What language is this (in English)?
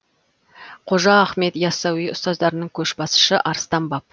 Kazakh